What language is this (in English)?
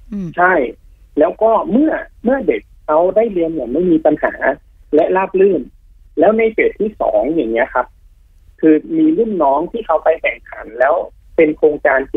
Thai